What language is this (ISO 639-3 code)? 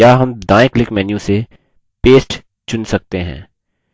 hin